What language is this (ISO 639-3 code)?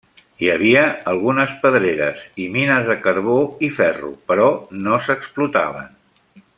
cat